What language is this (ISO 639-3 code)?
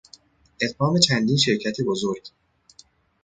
fas